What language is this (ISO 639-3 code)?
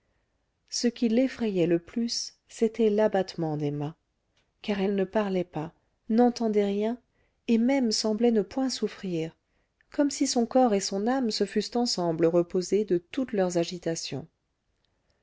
fra